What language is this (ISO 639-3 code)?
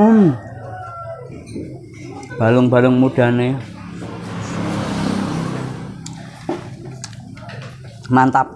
ind